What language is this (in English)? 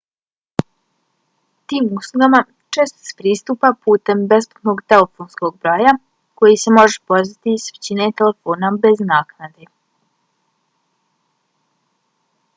Bosnian